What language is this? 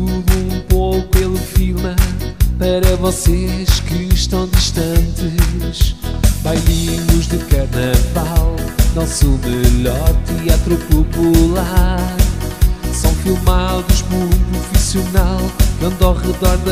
Portuguese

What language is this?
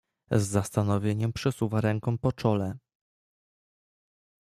Polish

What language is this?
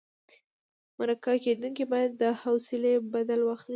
Pashto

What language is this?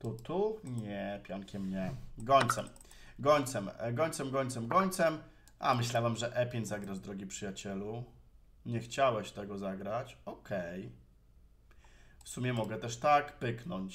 Polish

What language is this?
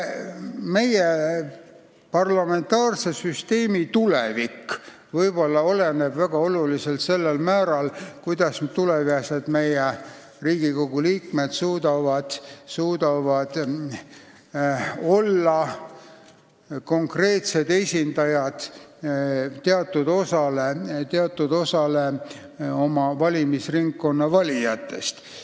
Estonian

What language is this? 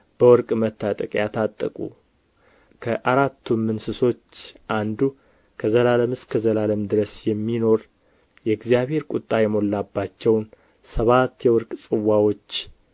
Amharic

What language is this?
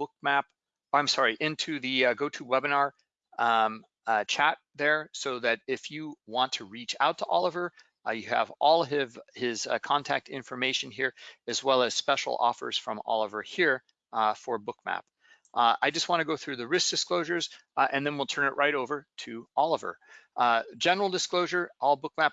Portuguese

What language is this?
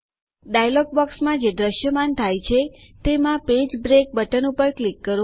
Gujarati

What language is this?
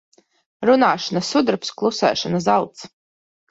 Latvian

